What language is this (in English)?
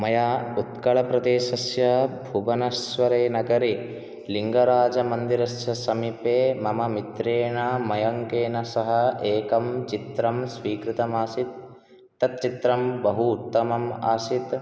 Sanskrit